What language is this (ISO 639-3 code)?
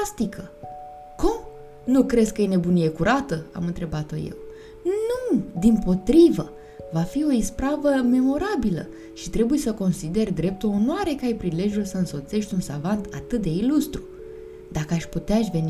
ron